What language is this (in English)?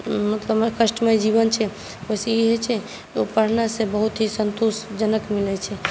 Maithili